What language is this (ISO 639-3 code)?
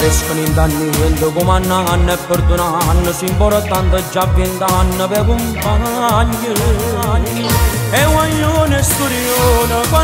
ita